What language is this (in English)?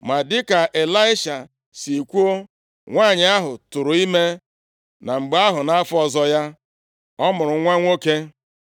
Igbo